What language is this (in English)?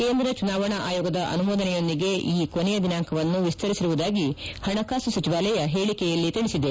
Kannada